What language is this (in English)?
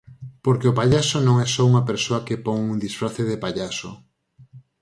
Galician